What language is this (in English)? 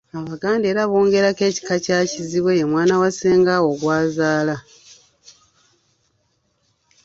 Ganda